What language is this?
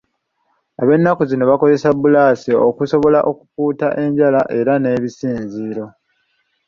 Ganda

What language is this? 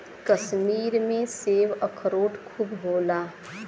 Bhojpuri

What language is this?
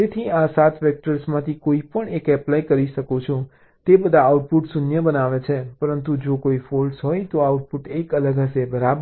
Gujarati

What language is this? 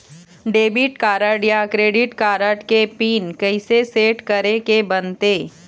Chhattisgarhi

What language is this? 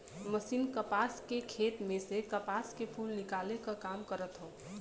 Bhojpuri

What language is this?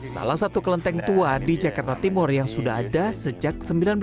Indonesian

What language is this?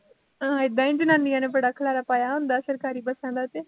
Punjabi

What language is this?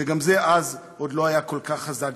Hebrew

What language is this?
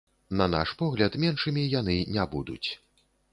Belarusian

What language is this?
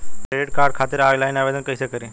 Bhojpuri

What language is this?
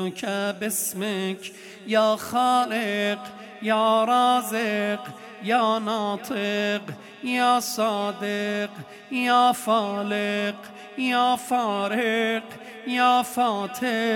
Persian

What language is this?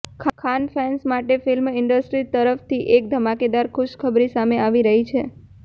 Gujarati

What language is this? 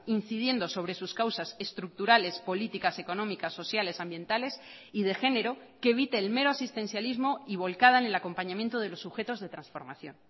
Spanish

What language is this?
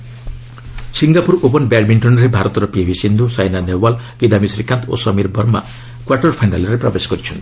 Odia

